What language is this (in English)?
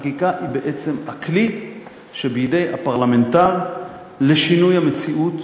Hebrew